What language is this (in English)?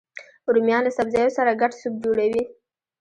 Pashto